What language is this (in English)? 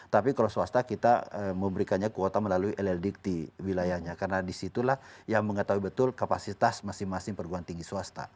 Indonesian